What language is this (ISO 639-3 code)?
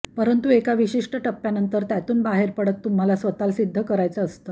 mar